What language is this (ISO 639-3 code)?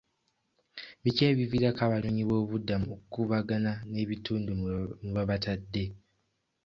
lug